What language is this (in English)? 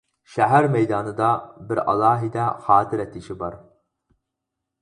Uyghur